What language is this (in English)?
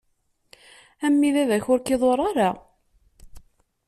Kabyle